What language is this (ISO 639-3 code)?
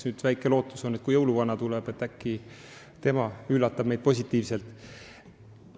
est